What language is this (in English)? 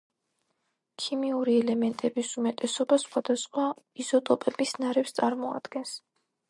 Georgian